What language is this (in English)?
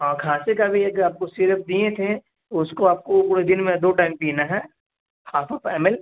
Urdu